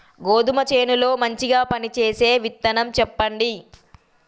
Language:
Telugu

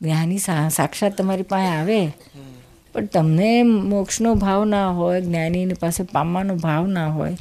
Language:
Gujarati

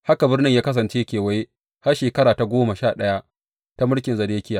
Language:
Hausa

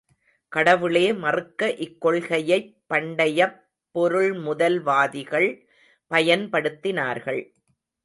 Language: Tamil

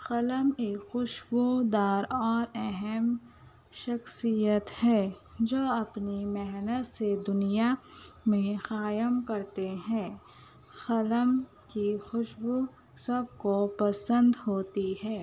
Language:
Urdu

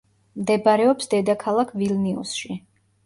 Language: Georgian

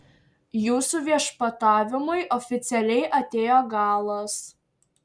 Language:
Lithuanian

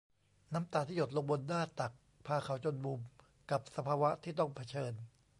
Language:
Thai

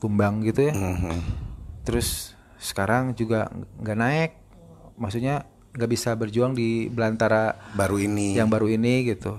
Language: Indonesian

